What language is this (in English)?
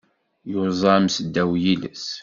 Kabyle